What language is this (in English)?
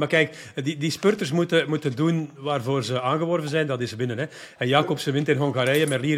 Dutch